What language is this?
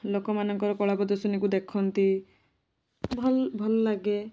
Odia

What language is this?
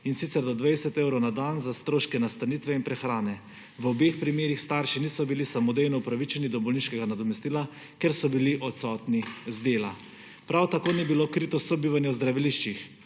Slovenian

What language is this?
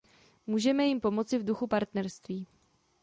Czech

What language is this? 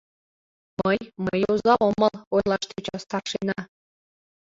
Mari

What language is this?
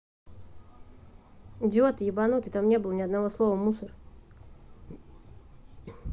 Russian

